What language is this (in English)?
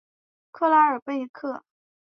Chinese